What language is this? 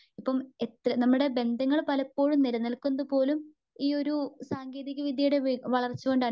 Malayalam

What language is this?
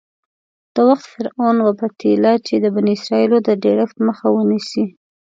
Pashto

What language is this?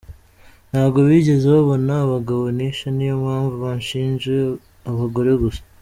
Kinyarwanda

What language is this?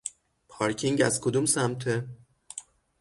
Persian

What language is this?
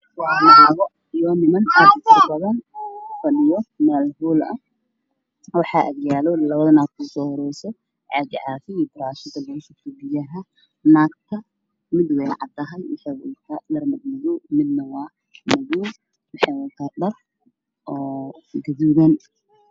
Somali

